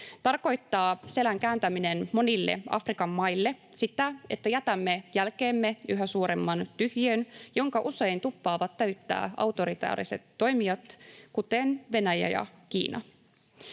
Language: Finnish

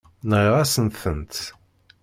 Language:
Kabyle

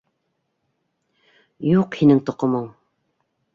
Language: Bashkir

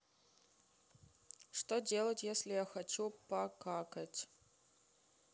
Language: Russian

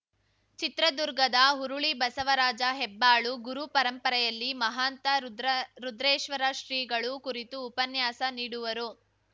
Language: Kannada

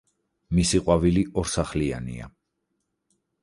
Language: Georgian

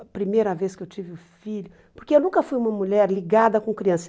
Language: Portuguese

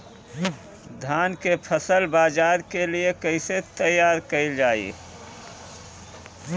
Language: Bhojpuri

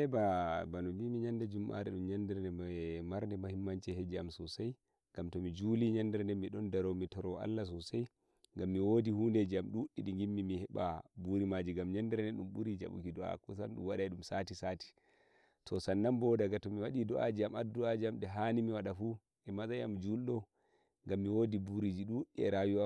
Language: Nigerian Fulfulde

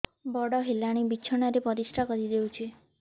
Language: Odia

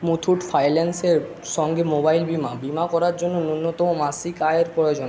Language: Bangla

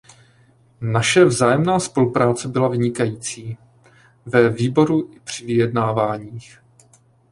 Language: Czech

